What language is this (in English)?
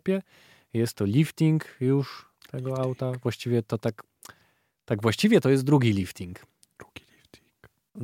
Polish